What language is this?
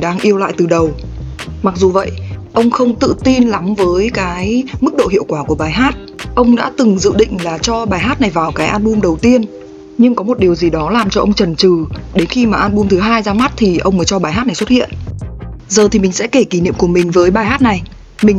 Vietnamese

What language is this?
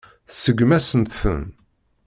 Kabyle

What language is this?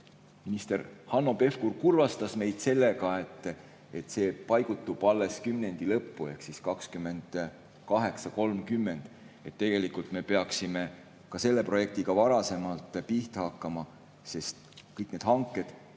Estonian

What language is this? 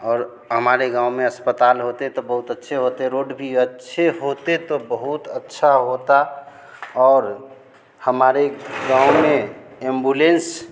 Hindi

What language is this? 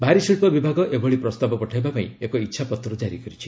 Odia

